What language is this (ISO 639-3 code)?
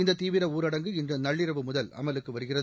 tam